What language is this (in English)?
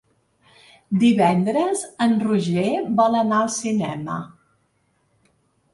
Catalan